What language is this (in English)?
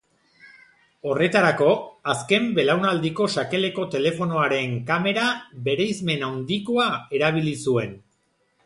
Basque